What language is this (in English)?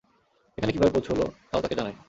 Bangla